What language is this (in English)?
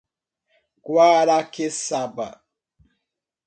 Portuguese